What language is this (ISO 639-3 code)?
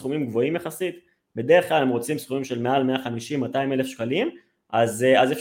heb